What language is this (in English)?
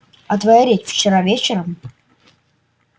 Russian